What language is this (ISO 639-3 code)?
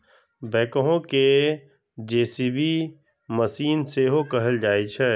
mai